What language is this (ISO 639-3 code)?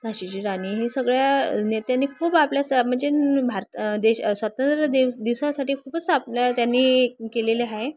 mar